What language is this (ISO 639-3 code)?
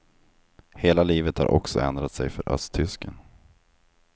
swe